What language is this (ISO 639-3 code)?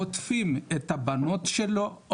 heb